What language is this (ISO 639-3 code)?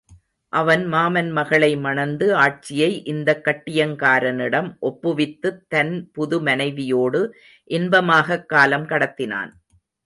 tam